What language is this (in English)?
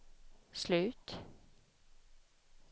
Swedish